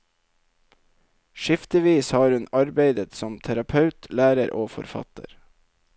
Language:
Norwegian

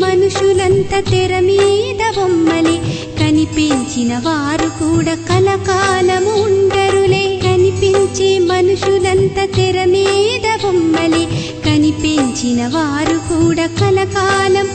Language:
Telugu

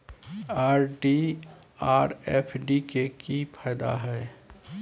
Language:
Maithili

